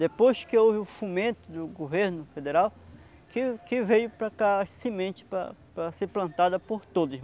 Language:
Portuguese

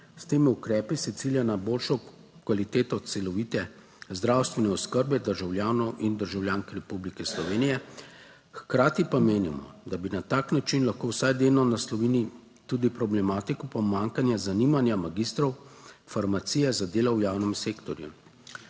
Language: Slovenian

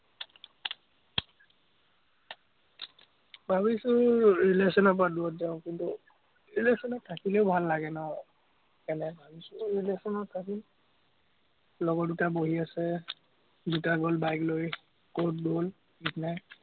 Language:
Assamese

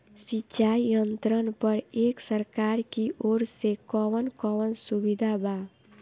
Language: Bhojpuri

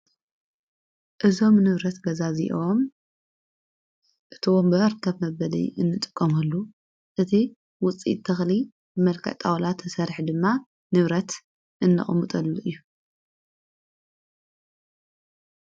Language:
Tigrinya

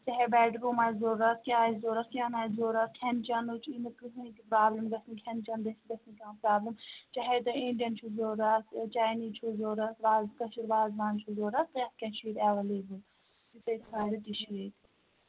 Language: Kashmiri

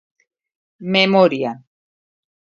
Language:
Galician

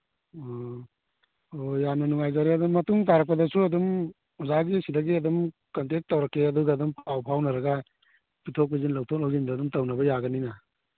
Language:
Manipuri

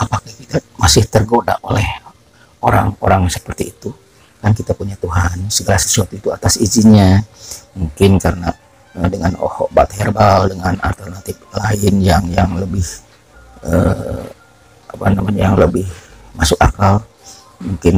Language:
Indonesian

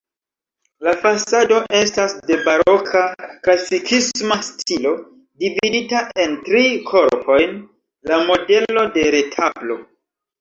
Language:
Esperanto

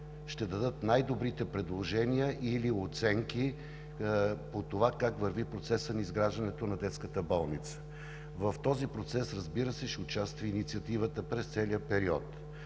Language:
Bulgarian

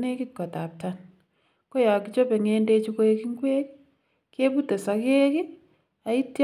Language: Kalenjin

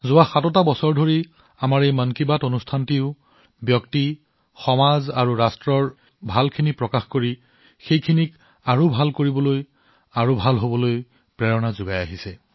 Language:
Assamese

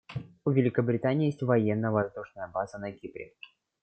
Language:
Russian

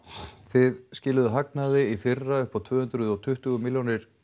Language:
Icelandic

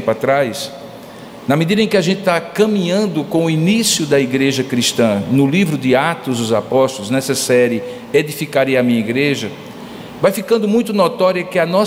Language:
Portuguese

